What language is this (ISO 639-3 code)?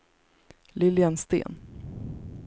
swe